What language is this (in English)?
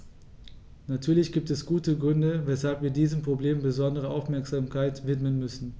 German